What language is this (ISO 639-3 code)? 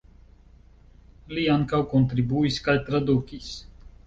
epo